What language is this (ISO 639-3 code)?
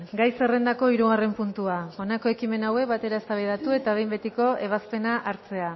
eus